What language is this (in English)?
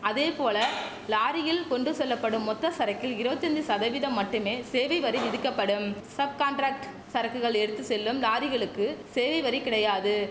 Tamil